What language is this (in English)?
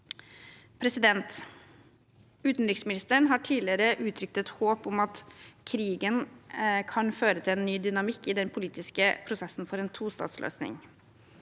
Norwegian